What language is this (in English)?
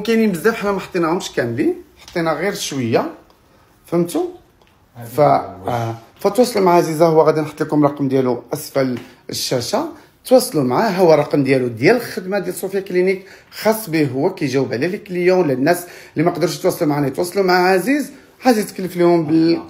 Arabic